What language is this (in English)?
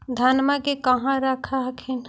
Magahi